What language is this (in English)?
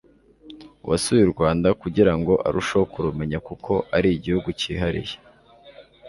Kinyarwanda